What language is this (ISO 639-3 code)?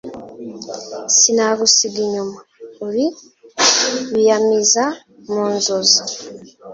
kin